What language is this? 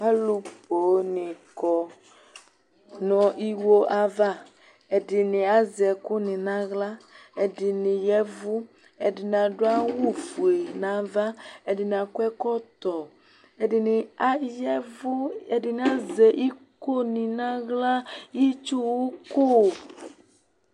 Ikposo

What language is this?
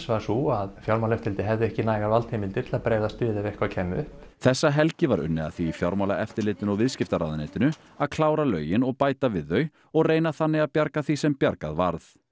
Icelandic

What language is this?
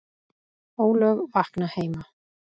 Icelandic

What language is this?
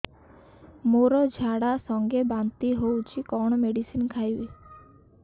Odia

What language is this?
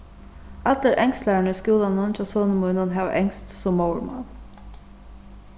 Faroese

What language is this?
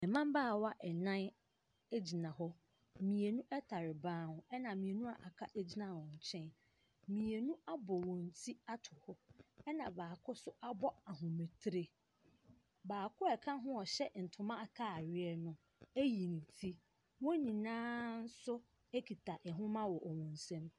Akan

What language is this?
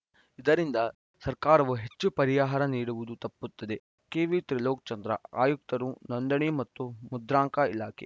Kannada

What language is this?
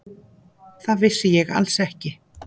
Icelandic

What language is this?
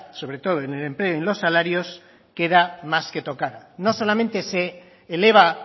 Spanish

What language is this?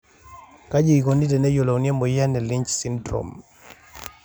Masai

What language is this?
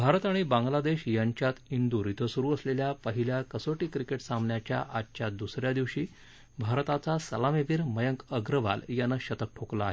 Marathi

